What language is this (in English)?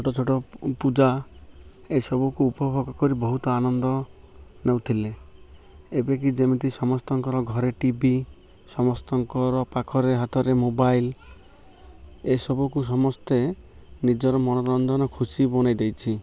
Odia